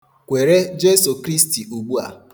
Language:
Igbo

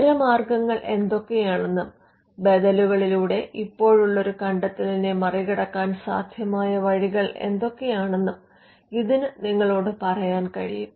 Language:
Malayalam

